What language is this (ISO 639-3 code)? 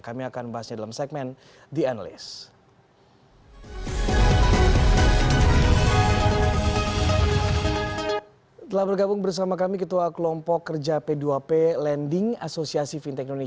ind